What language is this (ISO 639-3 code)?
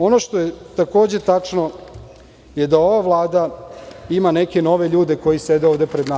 srp